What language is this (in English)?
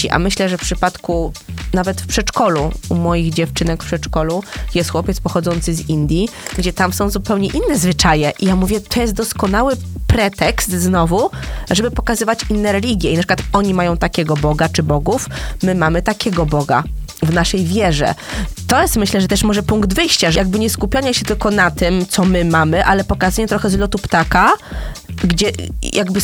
Polish